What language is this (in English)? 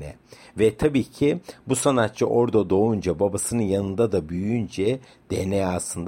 Turkish